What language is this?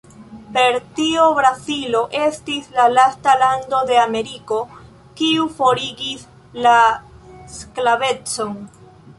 Esperanto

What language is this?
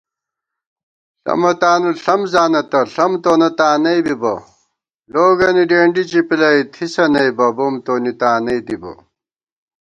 Gawar-Bati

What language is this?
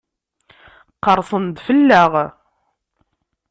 Kabyle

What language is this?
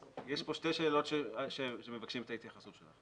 Hebrew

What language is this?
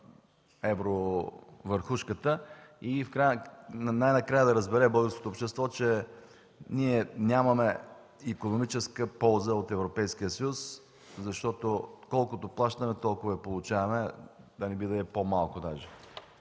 Bulgarian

